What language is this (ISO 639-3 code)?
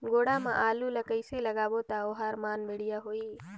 hne